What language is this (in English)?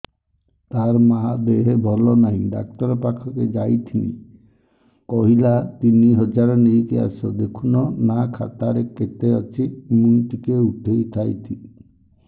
Odia